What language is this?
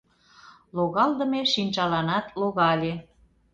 Mari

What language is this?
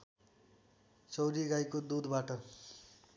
Nepali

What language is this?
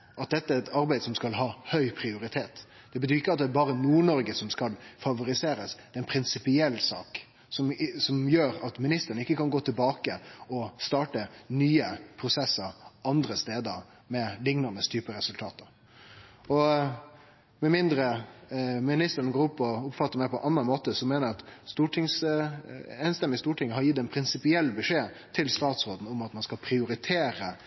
Norwegian Nynorsk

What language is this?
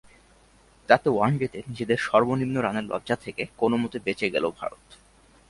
Bangla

